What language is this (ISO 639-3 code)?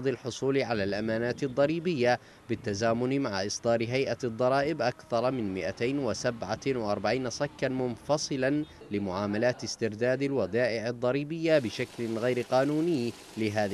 ara